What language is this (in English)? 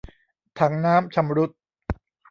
Thai